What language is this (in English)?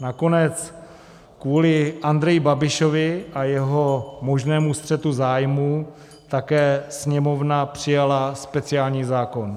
Czech